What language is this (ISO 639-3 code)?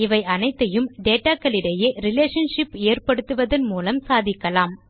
tam